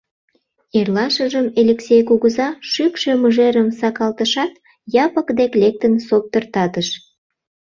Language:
Mari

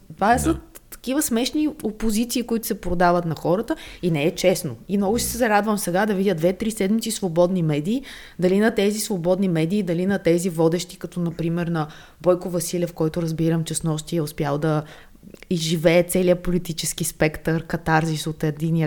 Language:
Bulgarian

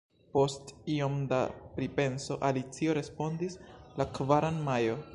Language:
Esperanto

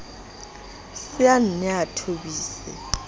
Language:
Southern Sotho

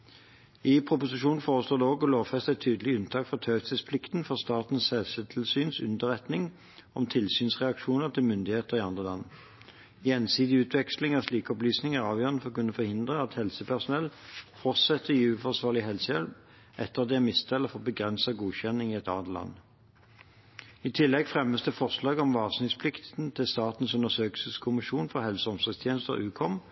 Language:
Norwegian Bokmål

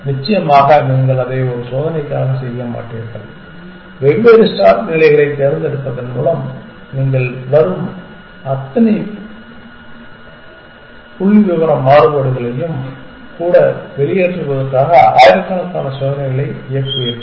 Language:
Tamil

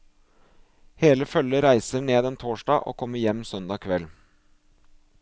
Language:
Norwegian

